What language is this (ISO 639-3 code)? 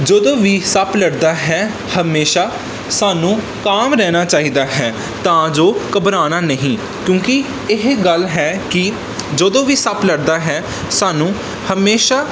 pan